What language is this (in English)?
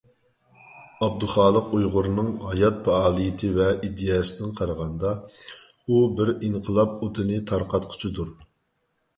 Uyghur